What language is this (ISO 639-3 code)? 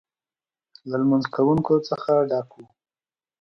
pus